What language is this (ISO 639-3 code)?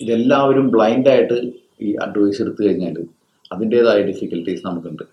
mal